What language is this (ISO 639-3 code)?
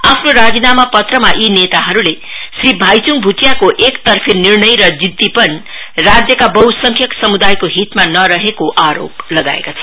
nep